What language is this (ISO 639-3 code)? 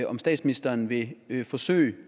dan